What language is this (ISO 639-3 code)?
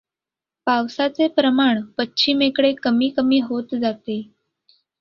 mar